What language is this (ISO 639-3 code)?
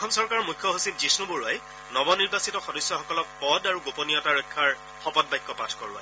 asm